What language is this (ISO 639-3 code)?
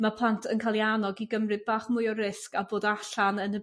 cym